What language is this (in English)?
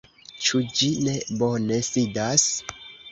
Esperanto